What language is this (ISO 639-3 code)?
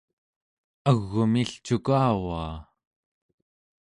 esu